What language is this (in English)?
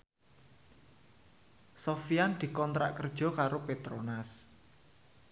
Javanese